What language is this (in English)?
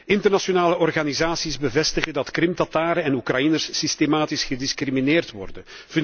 Dutch